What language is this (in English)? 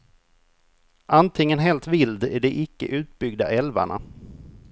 Swedish